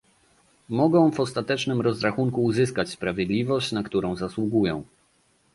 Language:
Polish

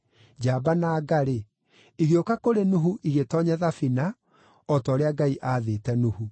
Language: Kikuyu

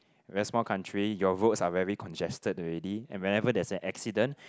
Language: English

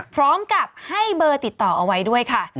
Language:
Thai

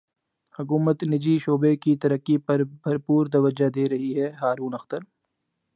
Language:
Urdu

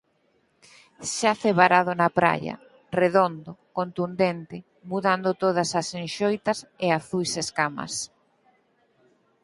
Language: Galician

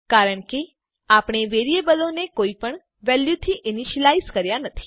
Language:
Gujarati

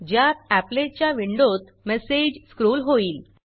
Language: Marathi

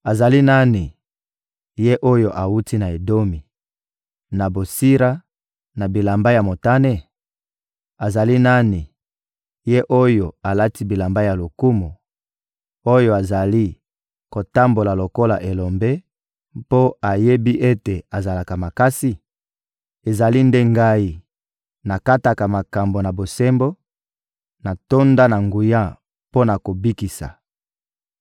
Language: Lingala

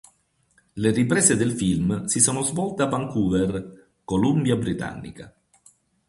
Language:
Italian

